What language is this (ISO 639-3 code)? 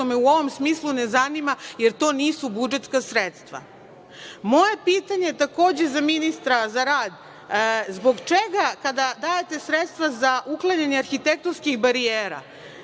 srp